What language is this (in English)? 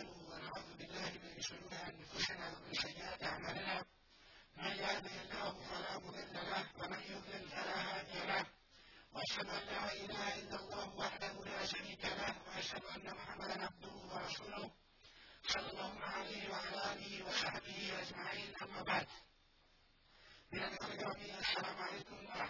Persian